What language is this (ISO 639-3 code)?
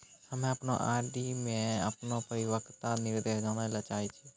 mai